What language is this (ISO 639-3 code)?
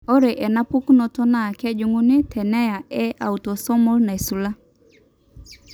mas